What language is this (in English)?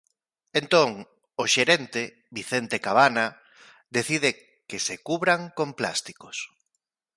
Galician